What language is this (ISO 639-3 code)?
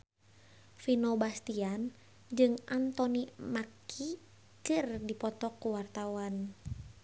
sun